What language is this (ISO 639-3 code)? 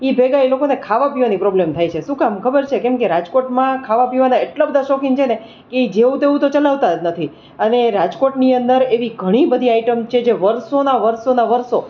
guj